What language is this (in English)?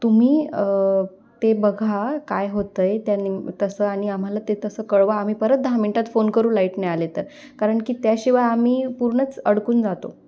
Marathi